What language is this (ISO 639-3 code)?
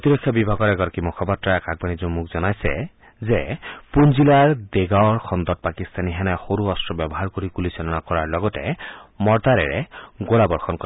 asm